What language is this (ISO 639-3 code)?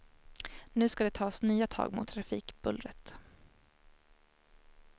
swe